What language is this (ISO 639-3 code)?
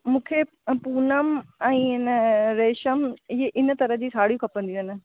snd